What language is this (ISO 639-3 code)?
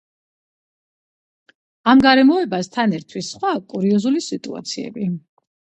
kat